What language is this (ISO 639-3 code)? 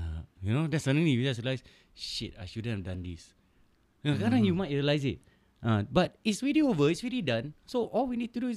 msa